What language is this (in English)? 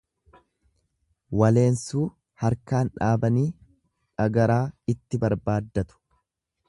Oromo